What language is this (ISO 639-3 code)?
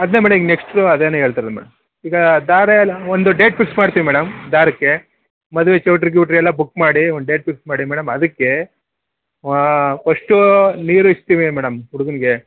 kan